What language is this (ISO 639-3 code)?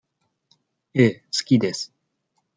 jpn